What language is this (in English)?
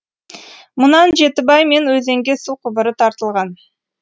Kazakh